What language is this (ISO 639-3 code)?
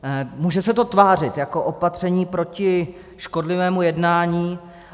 ces